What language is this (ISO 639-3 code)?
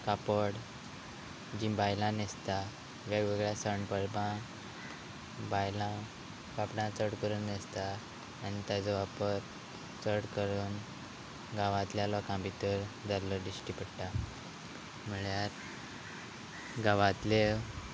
kok